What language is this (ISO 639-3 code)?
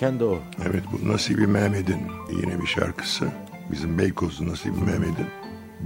tur